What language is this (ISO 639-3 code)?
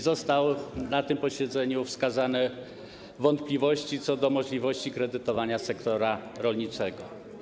pol